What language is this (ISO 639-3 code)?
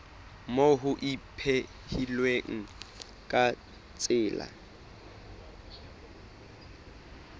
sot